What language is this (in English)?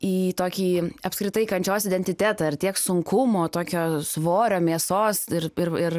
Lithuanian